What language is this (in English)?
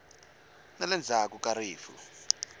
Tsonga